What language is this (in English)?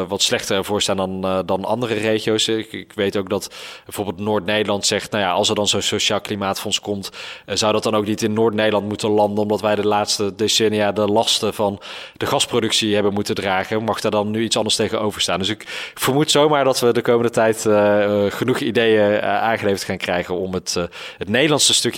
Dutch